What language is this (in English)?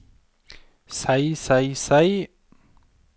Norwegian